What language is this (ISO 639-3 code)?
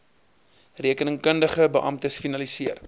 afr